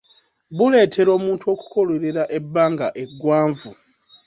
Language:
Ganda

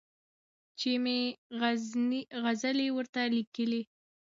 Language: Pashto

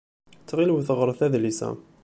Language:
Kabyle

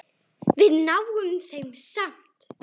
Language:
Icelandic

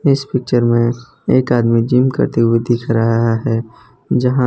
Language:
Hindi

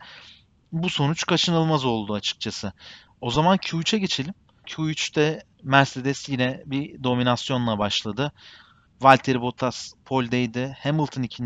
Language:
Turkish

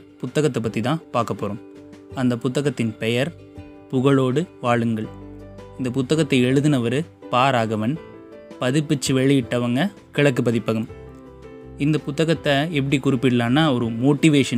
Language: Tamil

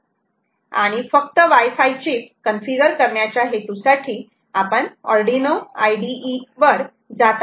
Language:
Marathi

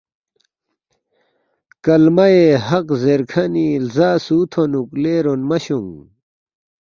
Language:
Balti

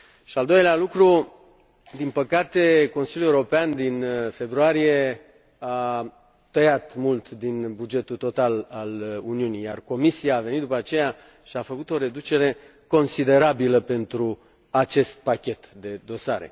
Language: Romanian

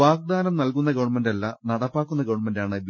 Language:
Malayalam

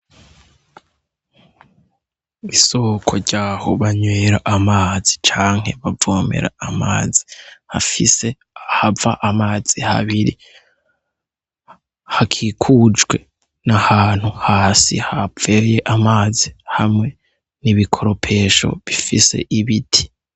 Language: Rundi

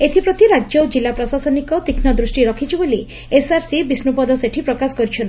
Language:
Odia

